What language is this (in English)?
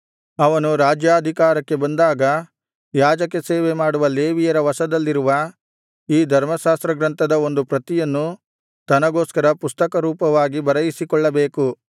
Kannada